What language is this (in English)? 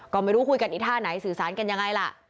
Thai